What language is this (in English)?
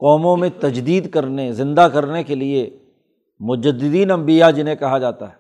Urdu